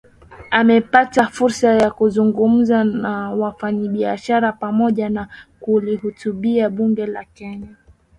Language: Swahili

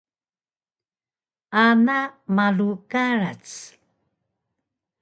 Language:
Taroko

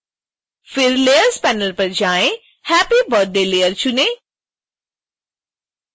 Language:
Hindi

